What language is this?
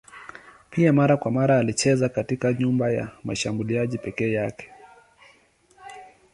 Swahili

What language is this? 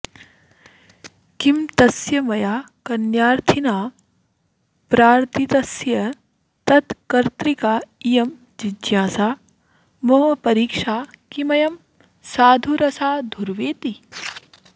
Sanskrit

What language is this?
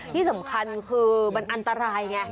Thai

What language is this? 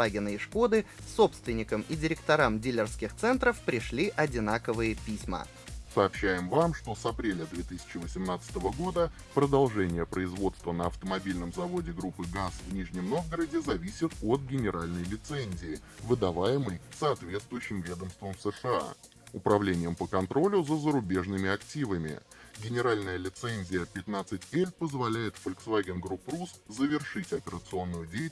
Russian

